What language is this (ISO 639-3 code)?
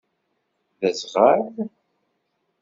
kab